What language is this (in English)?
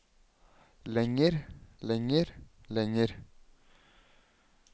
Norwegian